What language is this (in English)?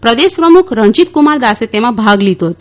Gujarati